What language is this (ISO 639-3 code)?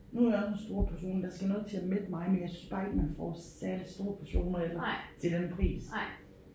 dan